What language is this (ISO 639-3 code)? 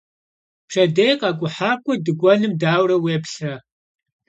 kbd